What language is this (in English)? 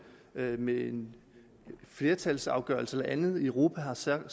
Danish